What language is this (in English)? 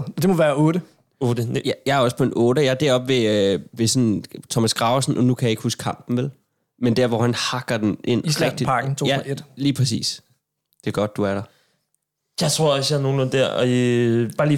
Danish